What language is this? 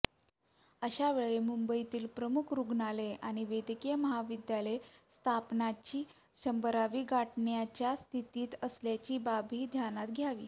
Marathi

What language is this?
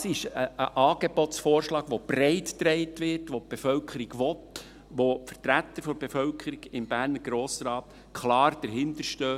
Swiss German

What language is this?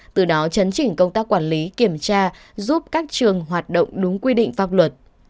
Vietnamese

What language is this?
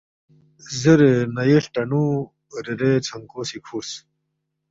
Balti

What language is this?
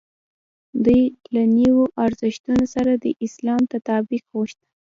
Pashto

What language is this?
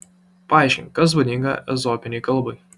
Lithuanian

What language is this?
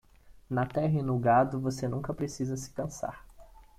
Portuguese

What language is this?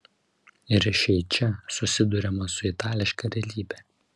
Lithuanian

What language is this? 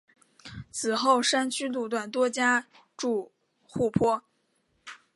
Chinese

